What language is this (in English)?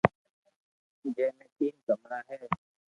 Loarki